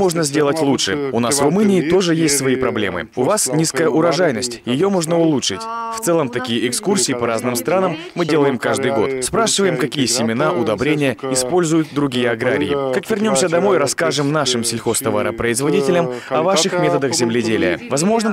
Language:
Russian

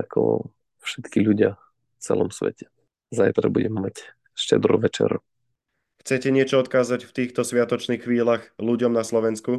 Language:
Slovak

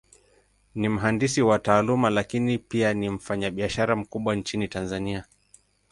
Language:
Swahili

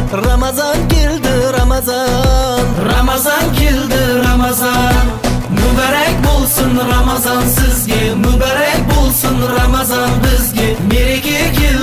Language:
Turkish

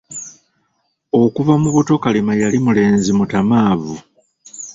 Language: Ganda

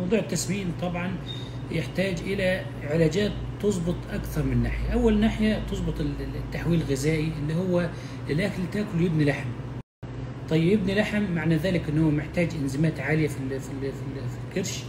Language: Arabic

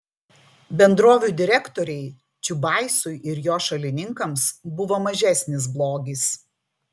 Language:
Lithuanian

